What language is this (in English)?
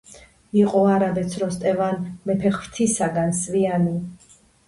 Georgian